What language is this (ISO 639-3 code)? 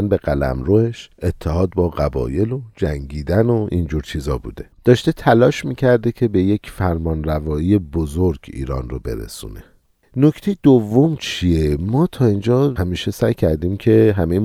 fas